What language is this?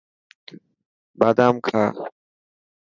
Dhatki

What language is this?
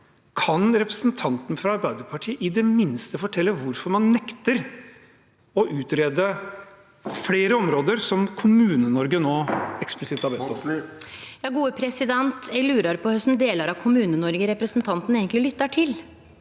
Norwegian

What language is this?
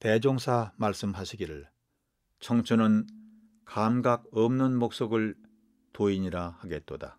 Korean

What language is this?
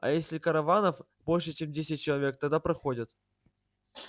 Russian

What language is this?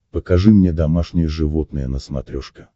Russian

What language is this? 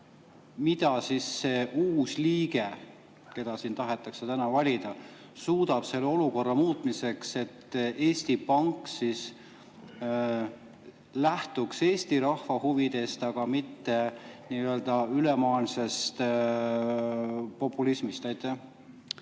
Estonian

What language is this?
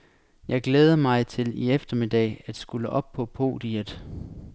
Danish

